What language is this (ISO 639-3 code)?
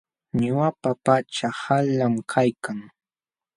qxw